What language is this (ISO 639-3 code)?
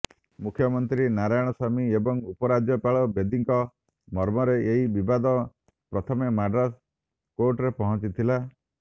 ori